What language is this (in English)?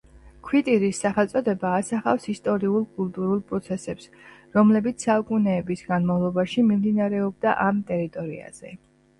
Georgian